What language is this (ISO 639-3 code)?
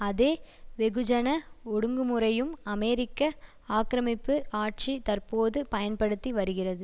tam